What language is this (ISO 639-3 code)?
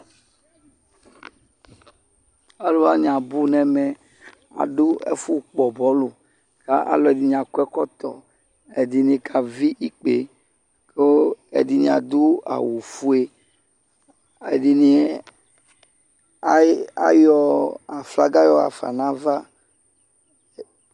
kpo